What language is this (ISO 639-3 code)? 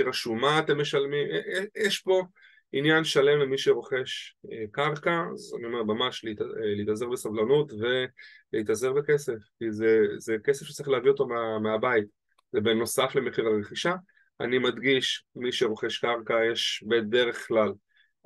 heb